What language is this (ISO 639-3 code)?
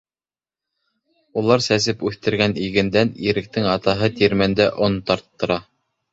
bak